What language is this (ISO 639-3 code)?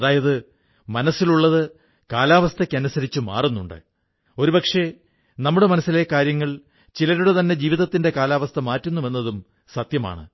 mal